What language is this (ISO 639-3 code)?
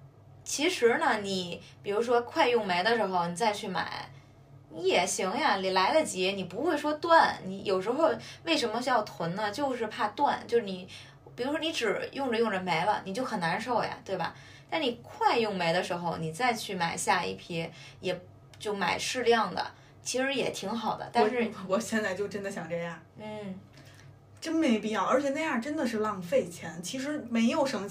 zho